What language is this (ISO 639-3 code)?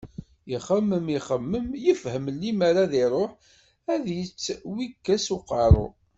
kab